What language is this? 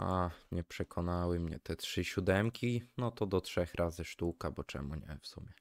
Polish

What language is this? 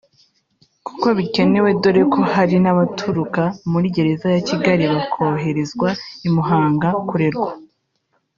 Kinyarwanda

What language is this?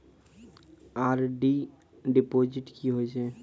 Maithili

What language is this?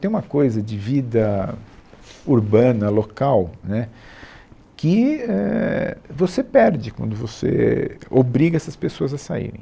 Portuguese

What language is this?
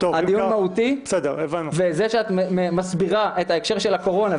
Hebrew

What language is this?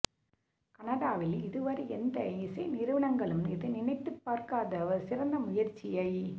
Tamil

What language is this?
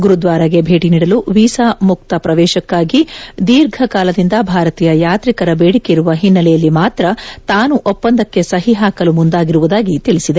Kannada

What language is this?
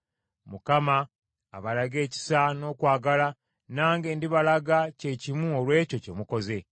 Ganda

